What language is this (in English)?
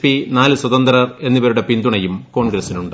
Malayalam